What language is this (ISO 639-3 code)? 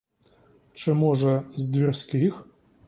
ukr